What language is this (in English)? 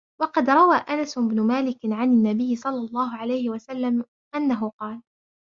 Arabic